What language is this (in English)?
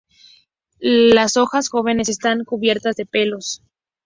Spanish